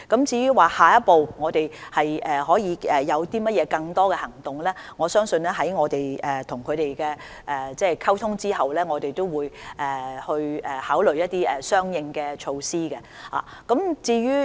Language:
Cantonese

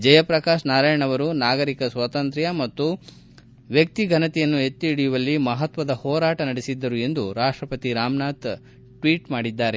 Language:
Kannada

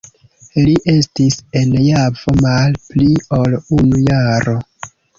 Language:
Esperanto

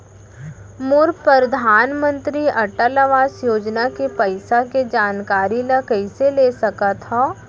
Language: Chhattisgarhi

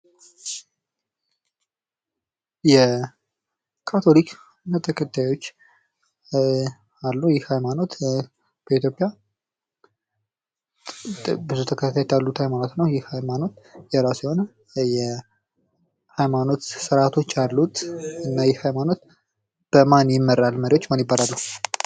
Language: Amharic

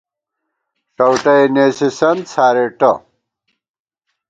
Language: Gawar-Bati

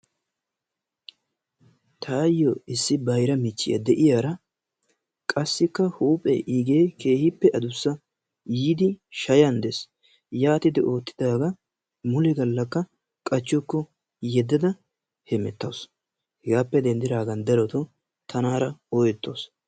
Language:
Wolaytta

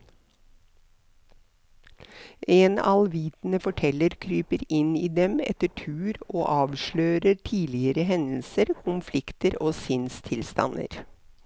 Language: Norwegian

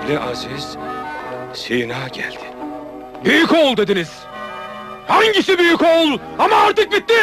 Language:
Turkish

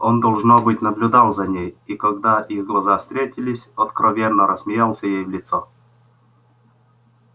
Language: Russian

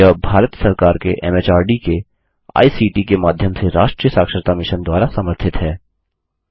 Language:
Hindi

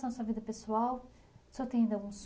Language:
Portuguese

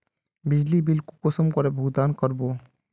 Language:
Magahi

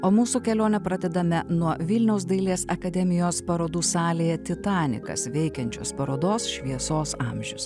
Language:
Lithuanian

